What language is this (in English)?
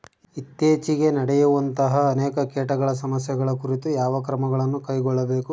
Kannada